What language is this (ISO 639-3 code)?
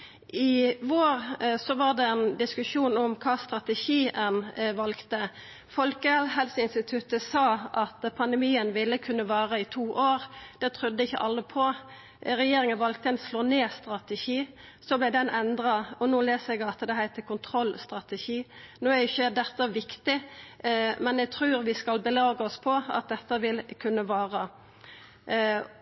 nno